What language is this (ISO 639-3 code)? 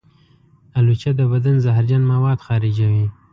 pus